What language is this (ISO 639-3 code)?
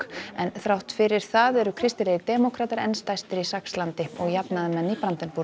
isl